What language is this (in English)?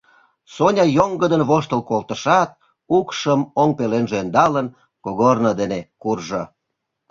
Mari